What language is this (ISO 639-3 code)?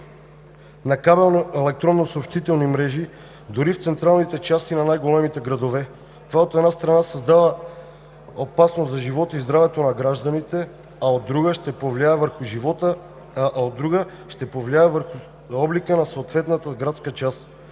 bul